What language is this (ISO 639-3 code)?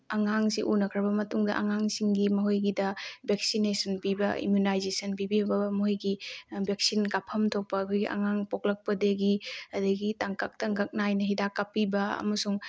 mni